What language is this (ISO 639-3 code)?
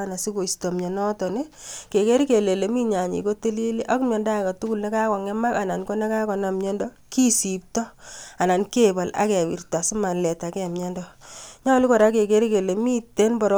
kln